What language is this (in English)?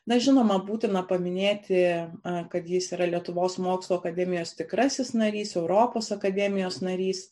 Lithuanian